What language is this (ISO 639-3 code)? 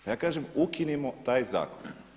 hrv